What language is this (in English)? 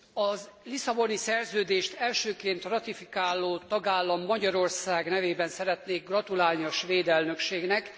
Hungarian